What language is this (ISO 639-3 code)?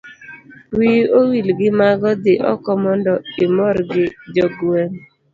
luo